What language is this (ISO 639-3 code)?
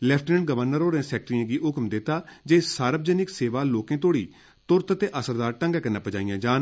doi